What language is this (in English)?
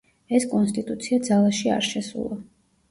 Georgian